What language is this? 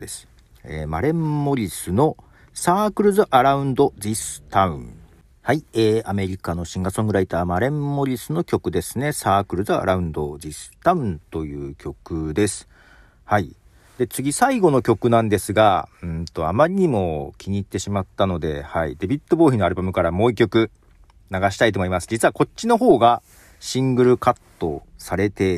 Japanese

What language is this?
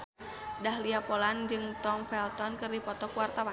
Sundanese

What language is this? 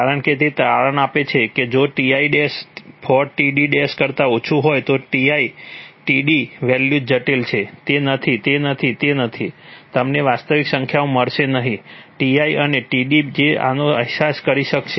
Gujarati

